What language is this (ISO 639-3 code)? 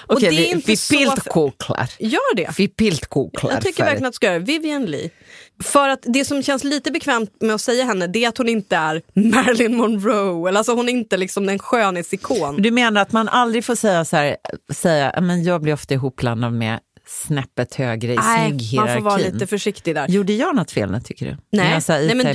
swe